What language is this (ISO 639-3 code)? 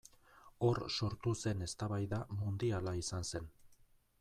eus